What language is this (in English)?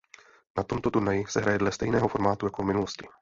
Czech